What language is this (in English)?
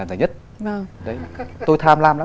Vietnamese